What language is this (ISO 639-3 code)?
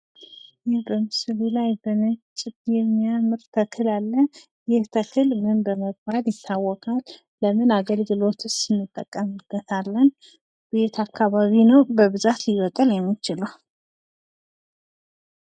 amh